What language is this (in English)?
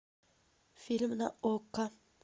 Russian